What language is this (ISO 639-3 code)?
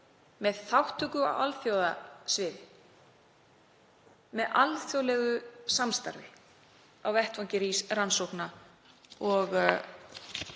isl